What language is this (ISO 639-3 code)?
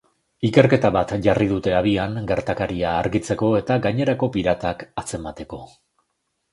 eus